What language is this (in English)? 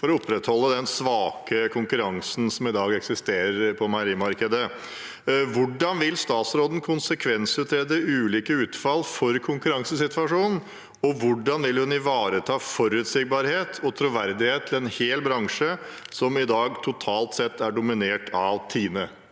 Norwegian